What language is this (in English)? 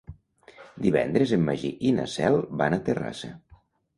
Catalan